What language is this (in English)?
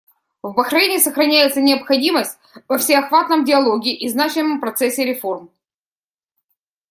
Russian